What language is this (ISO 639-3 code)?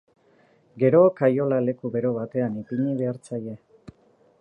eus